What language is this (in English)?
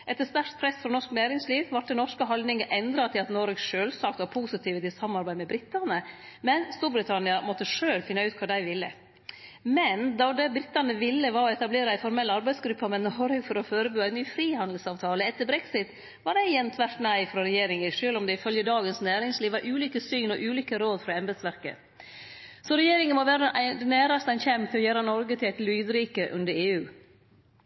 Norwegian Nynorsk